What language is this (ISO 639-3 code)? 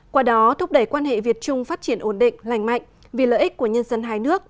vie